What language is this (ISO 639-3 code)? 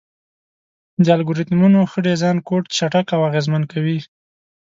pus